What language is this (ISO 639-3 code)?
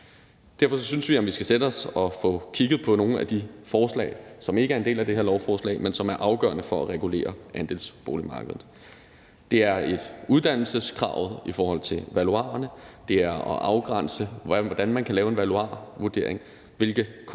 dan